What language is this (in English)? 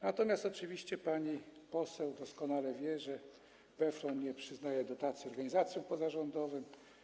Polish